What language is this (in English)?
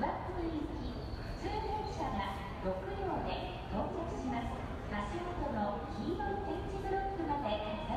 Finnish